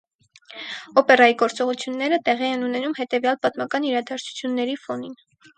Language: Armenian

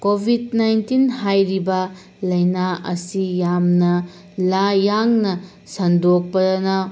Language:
Manipuri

